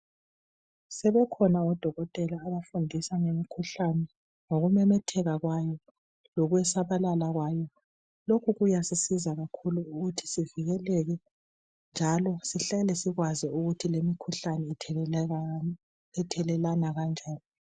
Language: North Ndebele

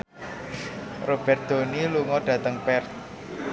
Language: Javanese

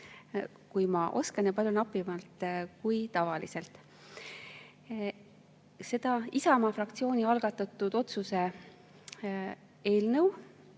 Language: Estonian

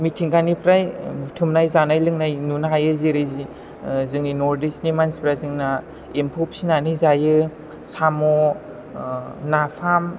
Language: Bodo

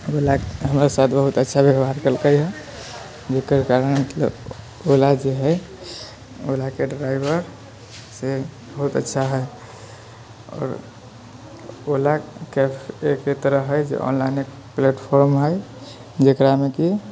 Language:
Maithili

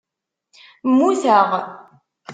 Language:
Kabyle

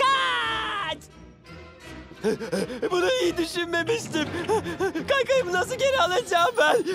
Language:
Turkish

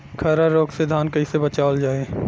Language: Bhojpuri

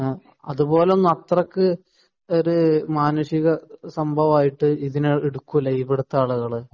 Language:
Malayalam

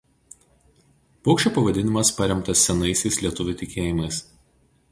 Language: Lithuanian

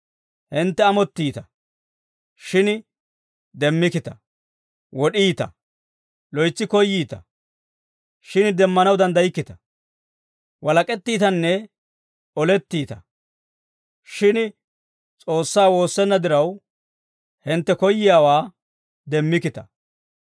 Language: Dawro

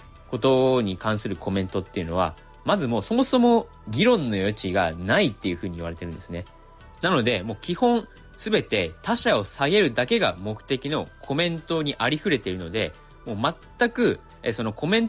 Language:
Japanese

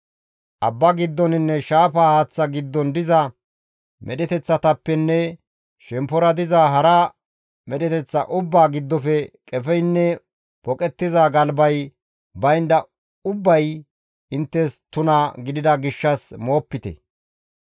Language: Gamo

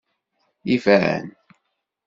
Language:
Kabyle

